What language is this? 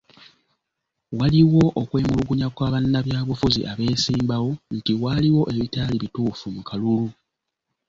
Ganda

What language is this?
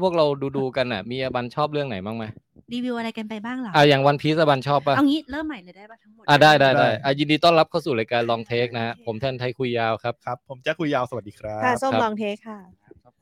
Thai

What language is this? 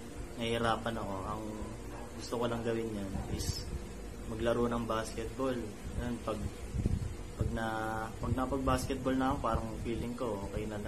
Filipino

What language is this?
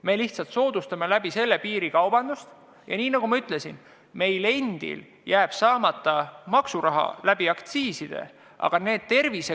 Estonian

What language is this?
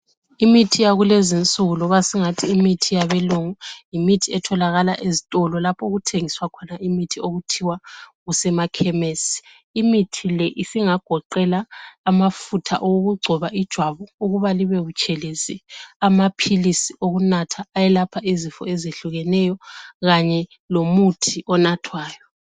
North Ndebele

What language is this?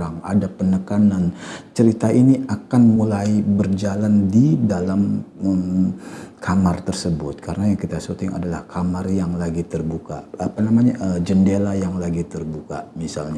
Indonesian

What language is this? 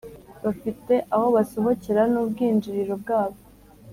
Kinyarwanda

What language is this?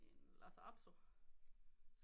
Danish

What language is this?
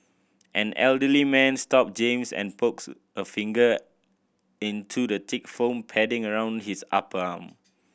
English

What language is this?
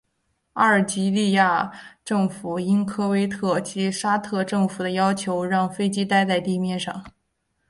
Chinese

